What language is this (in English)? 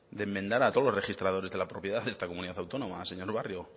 Spanish